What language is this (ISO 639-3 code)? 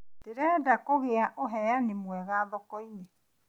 kik